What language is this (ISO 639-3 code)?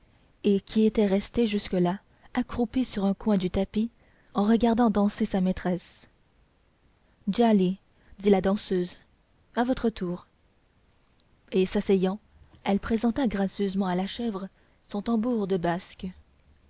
fra